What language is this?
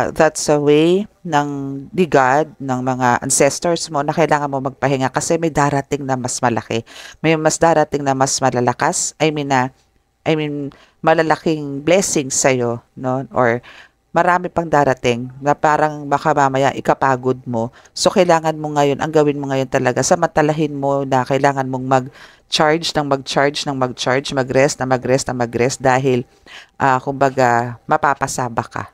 Filipino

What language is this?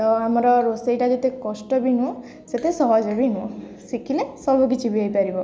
Odia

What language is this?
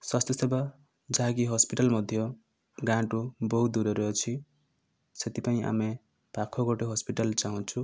Odia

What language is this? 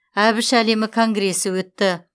Kazakh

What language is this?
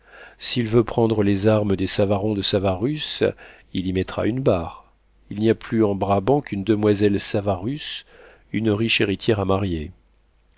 French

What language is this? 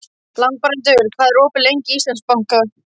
Icelandic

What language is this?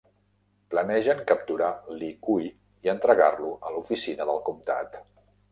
Catalan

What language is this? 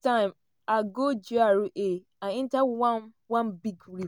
Nigerian Pidgin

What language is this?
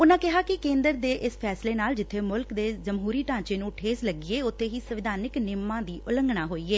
Punjabi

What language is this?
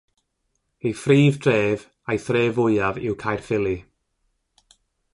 Welsh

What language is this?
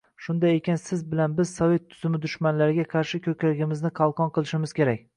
Uzbek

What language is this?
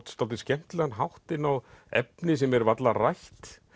Icelandic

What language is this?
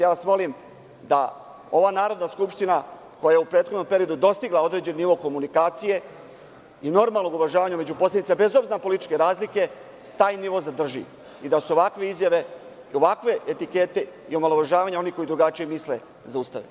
Serbian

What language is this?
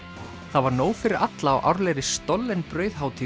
Icelandic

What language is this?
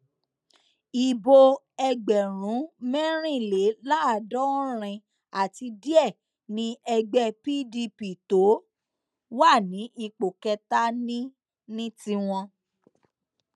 Yoruba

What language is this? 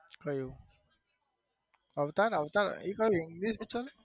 Gujarati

